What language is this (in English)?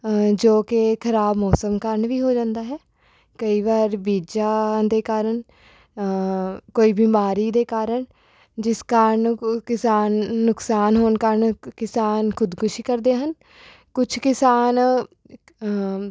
Punjabi